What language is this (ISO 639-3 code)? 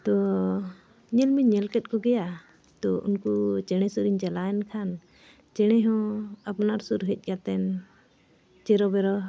sat